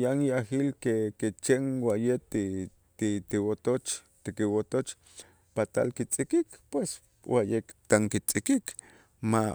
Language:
Itzá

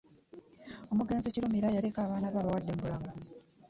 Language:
Ganda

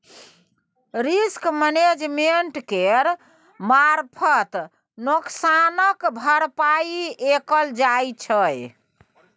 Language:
Maithili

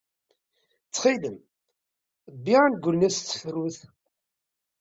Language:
Kabyle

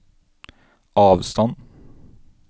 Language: Norwegian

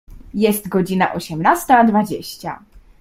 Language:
Polish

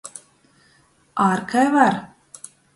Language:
Latgalian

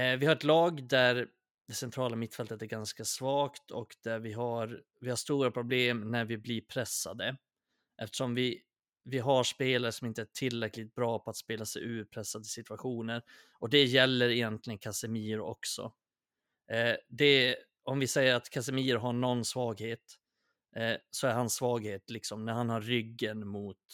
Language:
Swedish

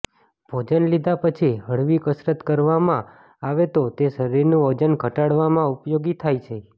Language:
Gujarati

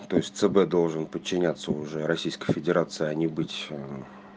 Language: Russian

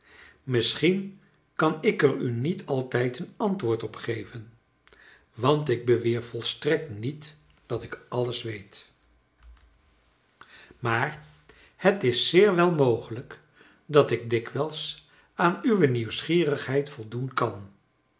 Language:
Dutch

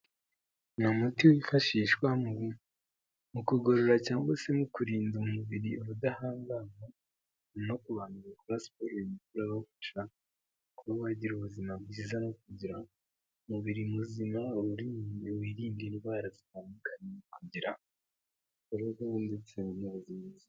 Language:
Kinyarwanda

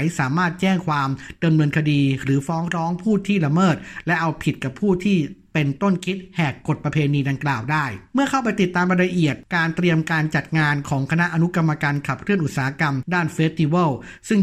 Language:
Thai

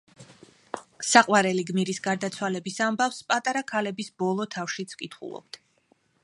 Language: Georgian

